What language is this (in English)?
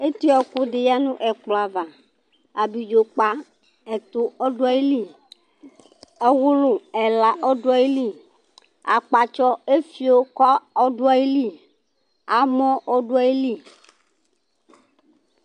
Ikposo